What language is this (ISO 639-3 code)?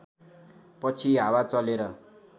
nep